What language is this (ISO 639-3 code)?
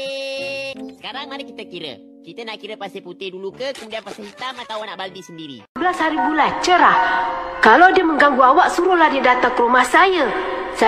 msa